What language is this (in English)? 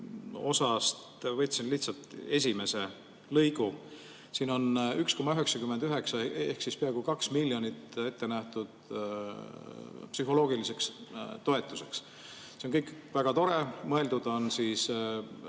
Estonian